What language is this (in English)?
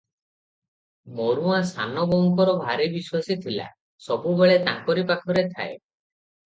Odia